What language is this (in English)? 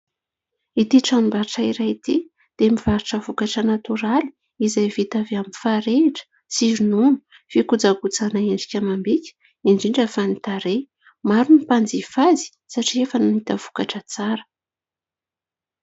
Malagasy